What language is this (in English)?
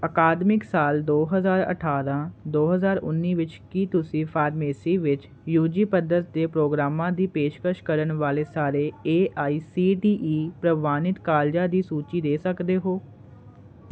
Punjabi